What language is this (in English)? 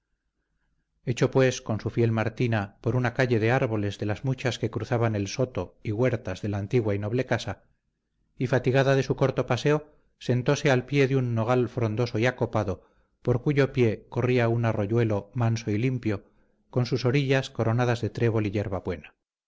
Spanish